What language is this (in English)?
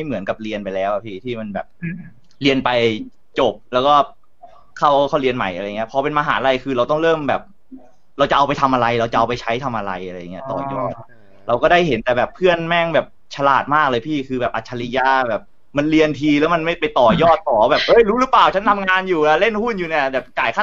Thai